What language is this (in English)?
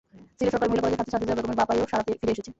Bangla